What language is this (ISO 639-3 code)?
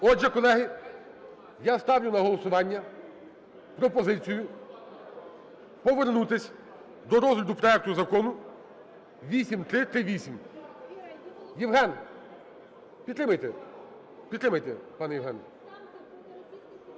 ukr